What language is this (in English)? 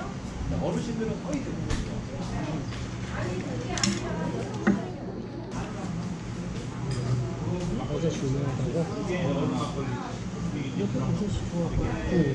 Korean